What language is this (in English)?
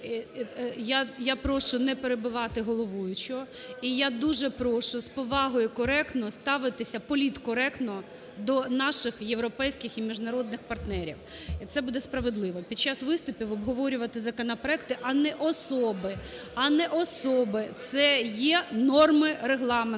Ukrainian